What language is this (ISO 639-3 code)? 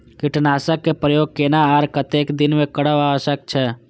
mai